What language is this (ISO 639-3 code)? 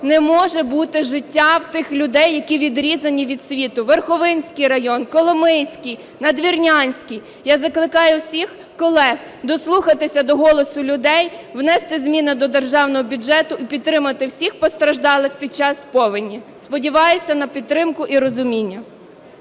ukr